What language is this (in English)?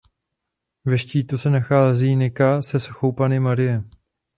Czech